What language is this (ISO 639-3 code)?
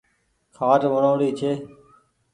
gig